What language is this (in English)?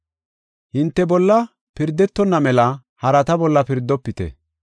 Gofa